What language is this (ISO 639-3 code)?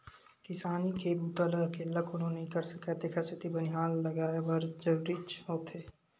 hne